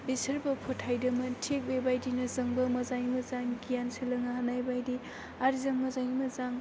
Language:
Bodo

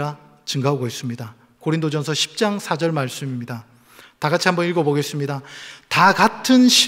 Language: Korean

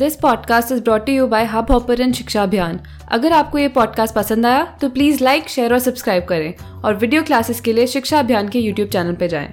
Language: Hindi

